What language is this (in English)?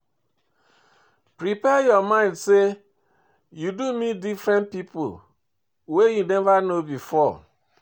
Nigerian Pidgin